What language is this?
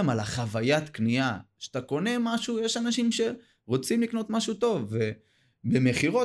Hebrew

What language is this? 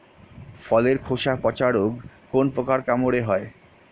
Bangla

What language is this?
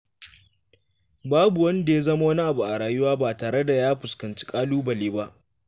Hausa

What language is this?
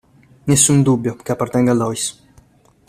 Italian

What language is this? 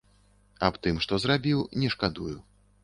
Belarusian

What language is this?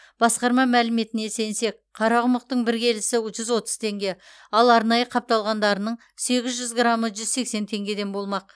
Kazakh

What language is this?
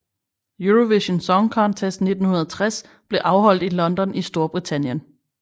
Danish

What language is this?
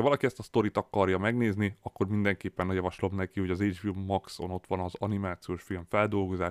Hungarian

